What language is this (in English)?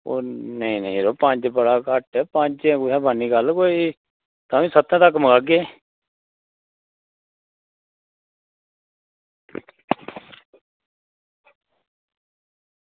Dogri